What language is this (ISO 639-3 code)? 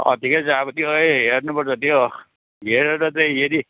nep